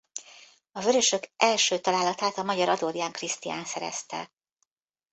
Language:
Hungarian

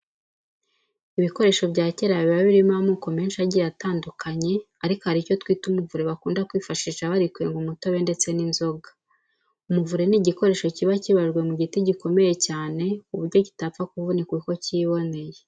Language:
Kinyarwanda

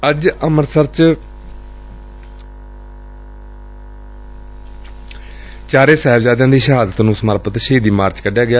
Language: Punjabi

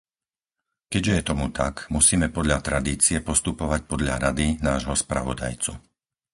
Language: Slovak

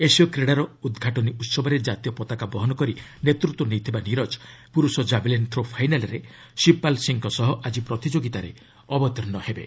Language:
Odia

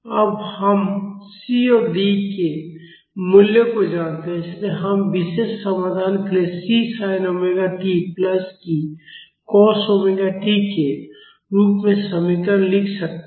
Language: Hindi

